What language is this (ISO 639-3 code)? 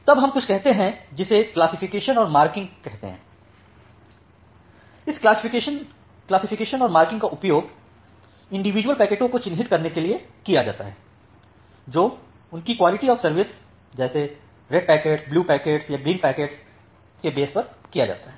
hin